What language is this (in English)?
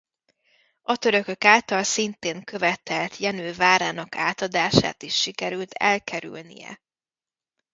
Hungarian